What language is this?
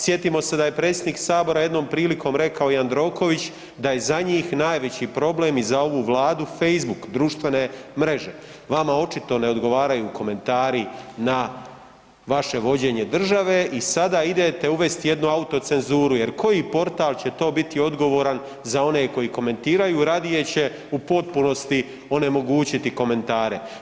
Croatian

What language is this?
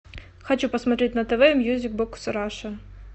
Russian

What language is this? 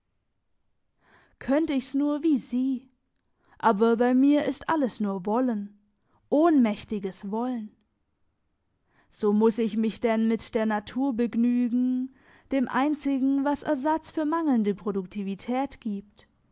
German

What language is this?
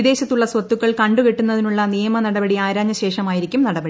Malayalam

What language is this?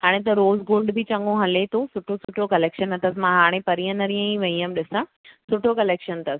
Sindhi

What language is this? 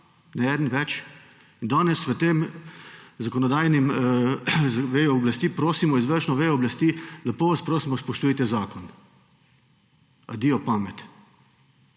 Slovenian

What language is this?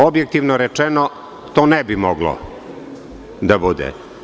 Serbian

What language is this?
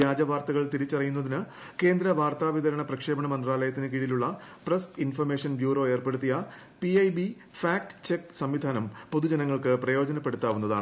Malayalam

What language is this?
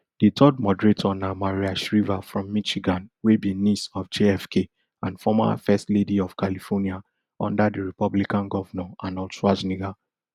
Nigerian Pidgin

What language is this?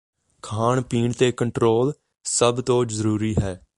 Punjabi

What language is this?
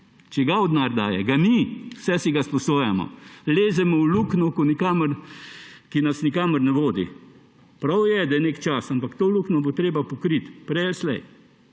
Slovenian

